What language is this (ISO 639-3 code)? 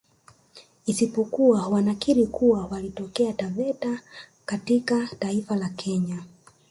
swa